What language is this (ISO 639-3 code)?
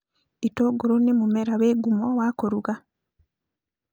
kik